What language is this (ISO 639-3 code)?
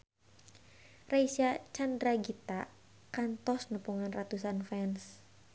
sun